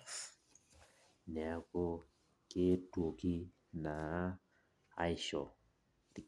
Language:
Masai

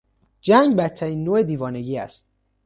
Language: Persian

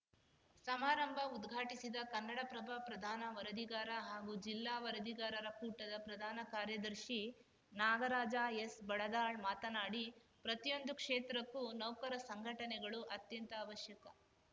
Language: Kannada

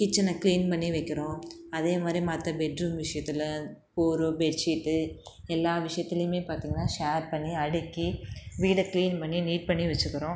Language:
Tamil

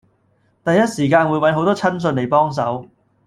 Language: Cantonese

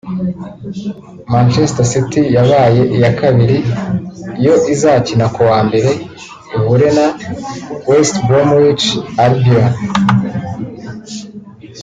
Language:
Kinyarwanda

